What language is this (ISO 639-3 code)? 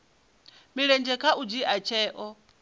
ven